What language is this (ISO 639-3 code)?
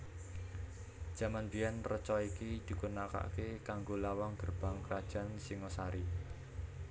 jav